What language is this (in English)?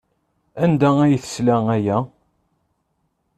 Kabyle